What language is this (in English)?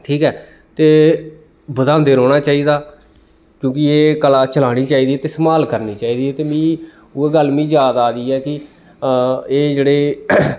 Dogri